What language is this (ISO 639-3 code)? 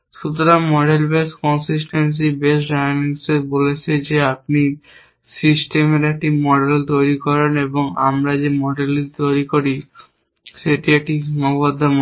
ben